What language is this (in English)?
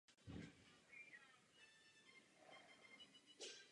Czech